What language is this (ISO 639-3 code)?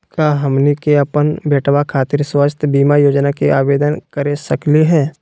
mag